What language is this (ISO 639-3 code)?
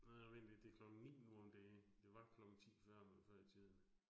dan